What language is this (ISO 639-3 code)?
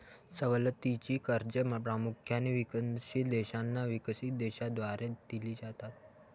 mar